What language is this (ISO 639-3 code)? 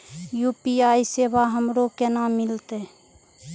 mai